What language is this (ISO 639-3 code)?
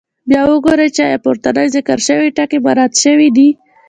pus